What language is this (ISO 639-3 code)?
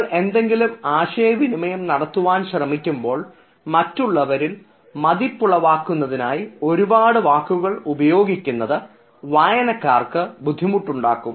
mal